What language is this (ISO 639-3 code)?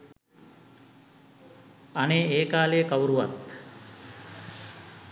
sin